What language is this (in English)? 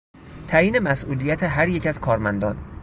Persian